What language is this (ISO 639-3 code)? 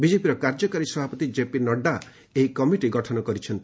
ori